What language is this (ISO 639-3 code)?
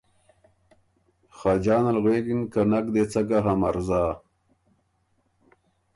oru